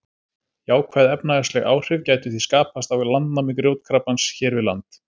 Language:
Icelandic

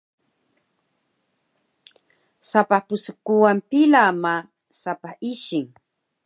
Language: Taroko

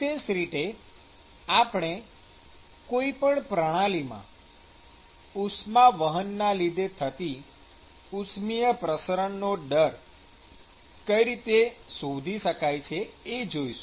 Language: Gujarati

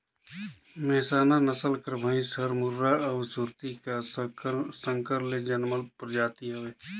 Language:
Chhattisgarhi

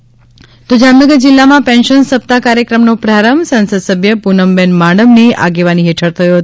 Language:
Gujarati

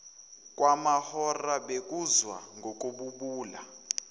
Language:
Zulu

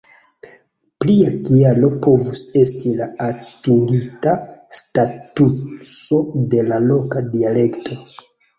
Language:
Esperanto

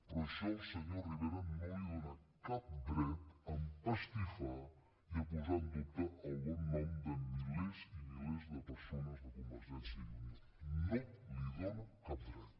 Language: Catalan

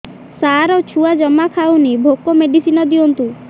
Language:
Odia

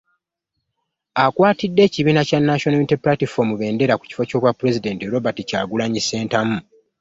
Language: Ganda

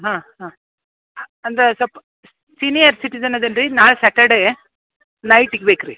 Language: Kannada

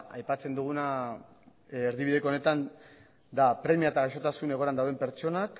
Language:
Basque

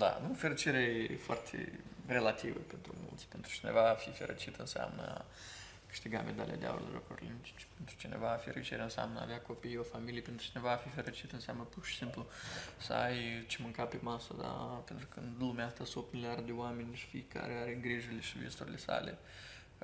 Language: Romanian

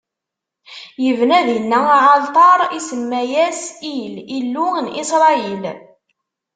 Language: Kabyle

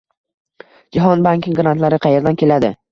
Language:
Uzbek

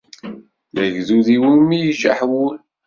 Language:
Kabyle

